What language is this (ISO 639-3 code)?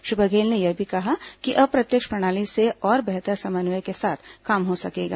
hin